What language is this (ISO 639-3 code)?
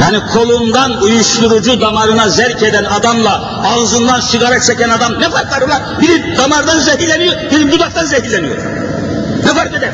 tur